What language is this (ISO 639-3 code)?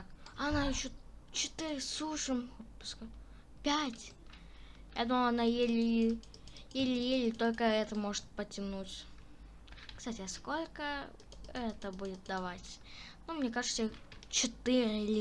rus